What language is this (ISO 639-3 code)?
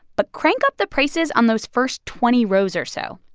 eng